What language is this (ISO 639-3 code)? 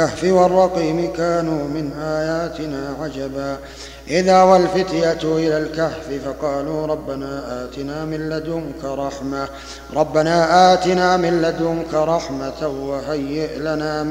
ara